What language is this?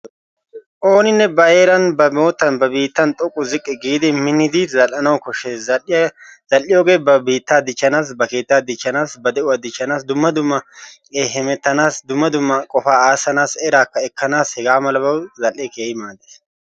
Wolaytta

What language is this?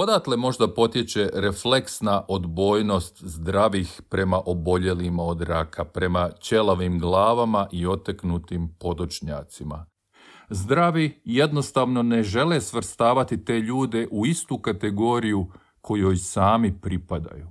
Croatian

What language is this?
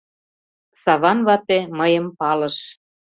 Mari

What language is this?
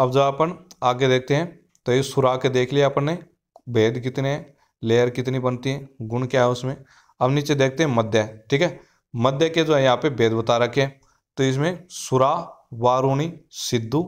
Hindi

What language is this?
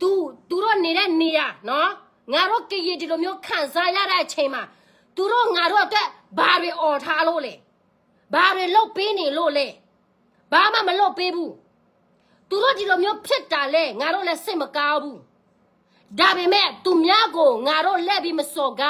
Thai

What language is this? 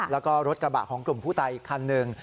Thai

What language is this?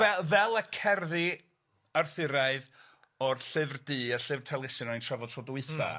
Welsh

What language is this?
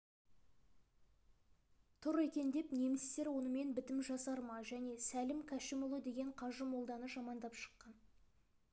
Kazakh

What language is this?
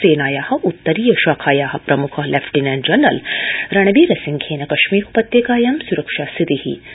Sanskrit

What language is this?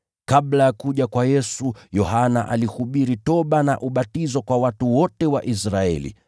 Swahili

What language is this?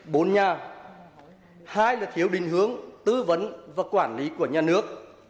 Vietnamese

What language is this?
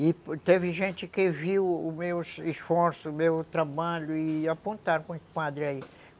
Portuguese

